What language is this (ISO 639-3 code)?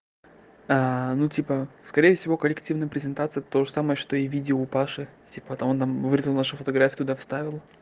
rus